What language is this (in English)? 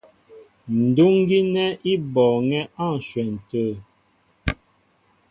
Mbo (Cameroon)